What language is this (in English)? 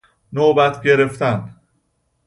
Persian